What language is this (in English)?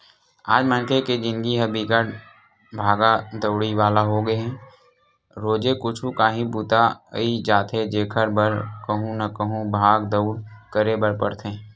Chhattisgarhi